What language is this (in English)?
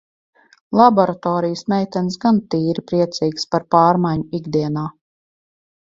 Latvian